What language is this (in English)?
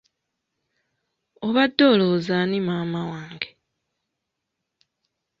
Ganda